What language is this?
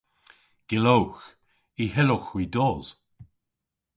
Cornish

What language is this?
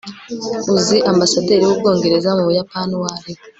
Kinyarwanda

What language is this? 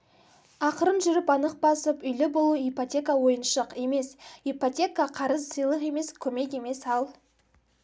Kazakh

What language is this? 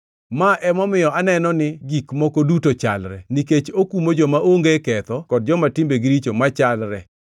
Luo (Kenya and Tanzania)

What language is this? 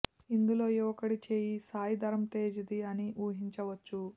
Telugu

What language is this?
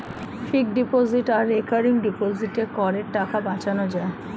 Bangla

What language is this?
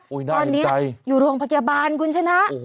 Thai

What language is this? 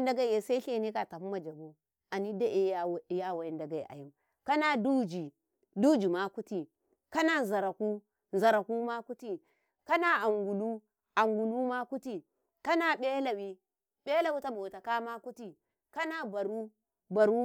Karekare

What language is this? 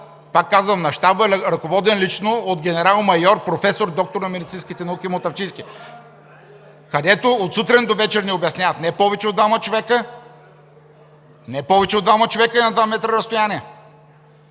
Bulgarian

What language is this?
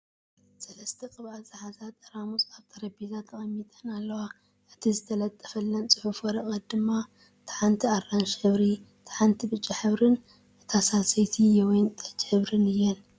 Tigrinya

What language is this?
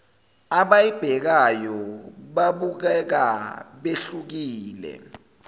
Zulu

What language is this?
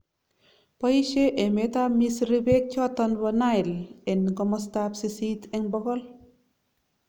Kalenjin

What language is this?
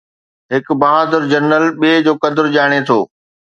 Sindhi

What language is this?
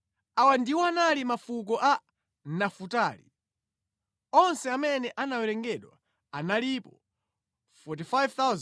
Nyanja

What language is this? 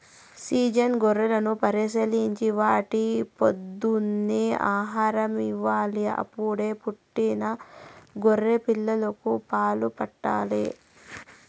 Telugu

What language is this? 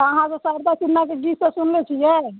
Maithili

